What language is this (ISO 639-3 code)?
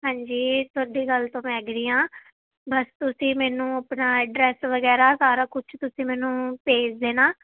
pan